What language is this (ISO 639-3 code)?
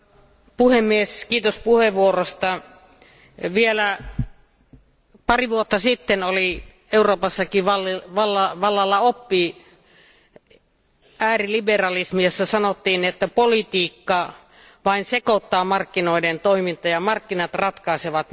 fin